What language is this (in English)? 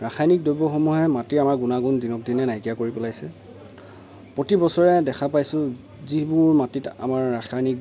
Assamese